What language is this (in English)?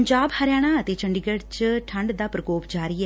Punjabi